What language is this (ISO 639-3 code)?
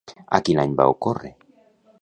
cat